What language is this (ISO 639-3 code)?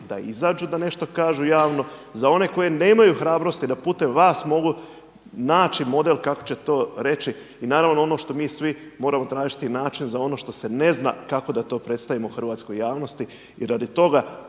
hrv